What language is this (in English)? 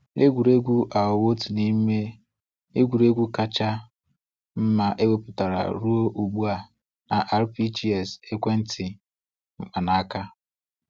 Igbo